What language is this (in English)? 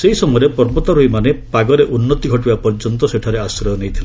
Odia